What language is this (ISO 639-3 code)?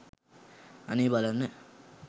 sin